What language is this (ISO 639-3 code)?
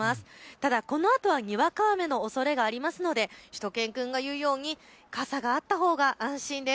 jpn